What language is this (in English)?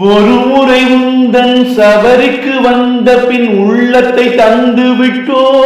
Arabic